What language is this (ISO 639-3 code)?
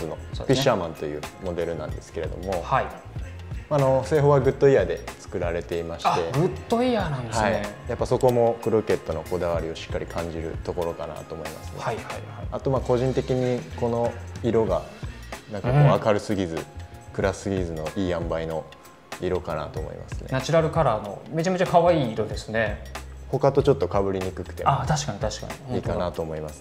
jpn